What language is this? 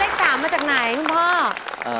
Thai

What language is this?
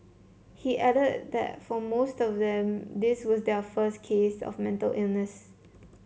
English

